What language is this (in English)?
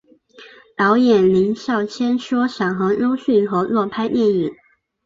Chinese